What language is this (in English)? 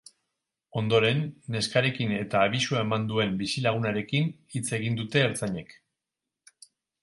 Basque